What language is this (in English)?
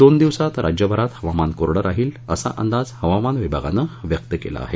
Marathi